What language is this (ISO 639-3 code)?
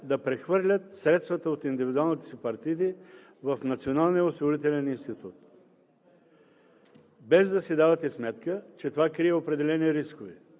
bul